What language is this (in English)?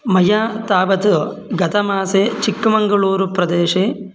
Sanskrit